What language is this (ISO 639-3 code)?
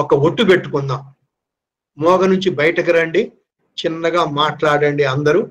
tel